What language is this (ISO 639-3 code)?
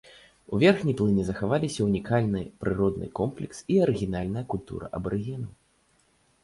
bel